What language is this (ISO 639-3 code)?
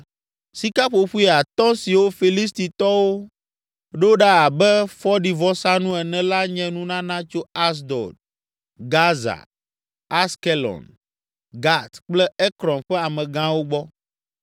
ewe